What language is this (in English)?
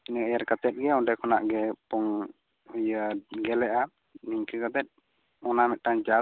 Santali